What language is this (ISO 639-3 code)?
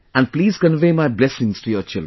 eng